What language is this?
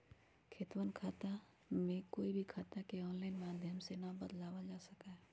Magahi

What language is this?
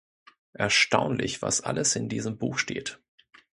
German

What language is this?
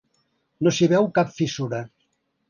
Catalan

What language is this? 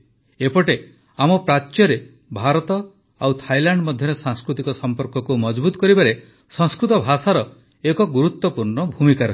Odia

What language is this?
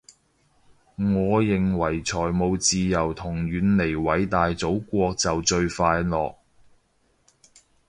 Cantonese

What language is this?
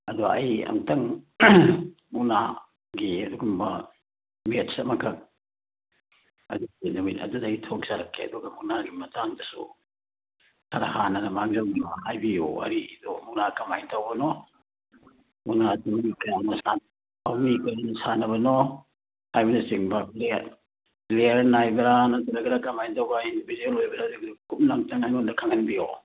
Manipuri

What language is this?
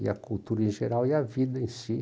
Portuguese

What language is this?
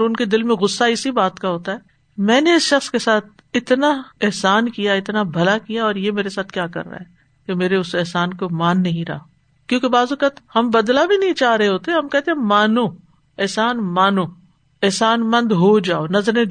Urdu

